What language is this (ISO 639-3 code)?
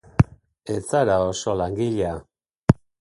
eus